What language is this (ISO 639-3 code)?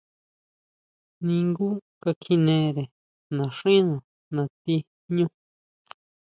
mau